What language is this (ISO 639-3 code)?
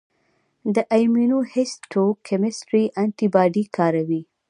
pus